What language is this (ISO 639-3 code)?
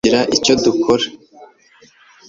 kin